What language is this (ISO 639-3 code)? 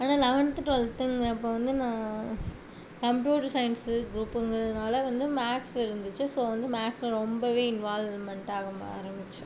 tam